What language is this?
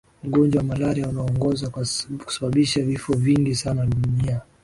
Swahili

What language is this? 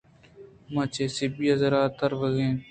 Eastern Balochi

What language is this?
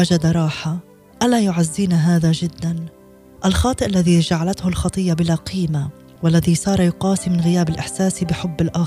Arabic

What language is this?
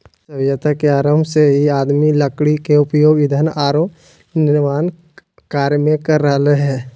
Magahi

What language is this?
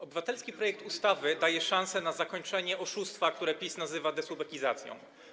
Polish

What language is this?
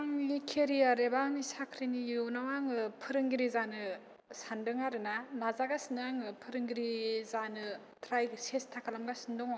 Bodo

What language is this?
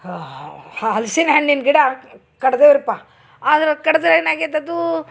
Kannada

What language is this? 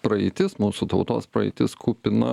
Lithuanian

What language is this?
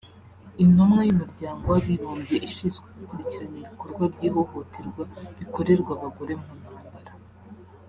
Kinyarwanda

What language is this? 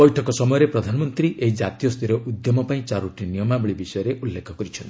Odia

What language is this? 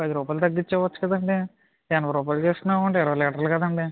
Telugu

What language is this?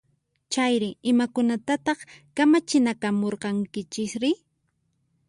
Puno Quechua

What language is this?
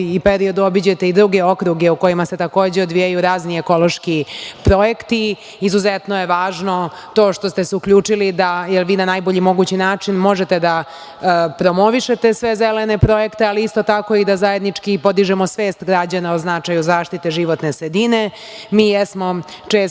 Serbian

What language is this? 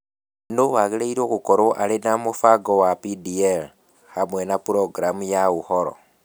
Kikuyu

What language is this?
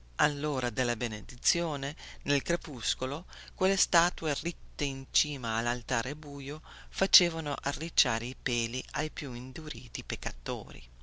Italian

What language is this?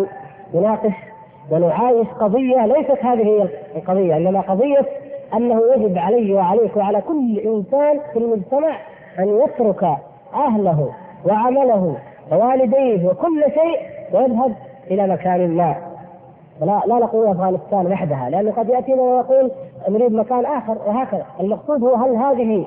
Arabic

